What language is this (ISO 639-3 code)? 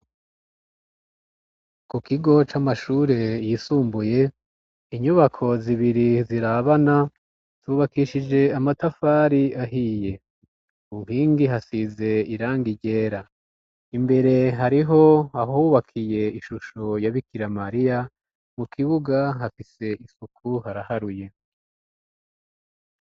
run